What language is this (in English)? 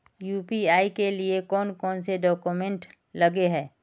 Magahi